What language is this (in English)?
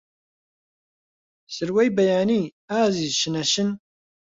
Central Kurdish